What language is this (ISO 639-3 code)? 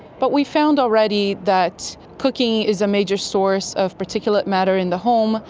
eng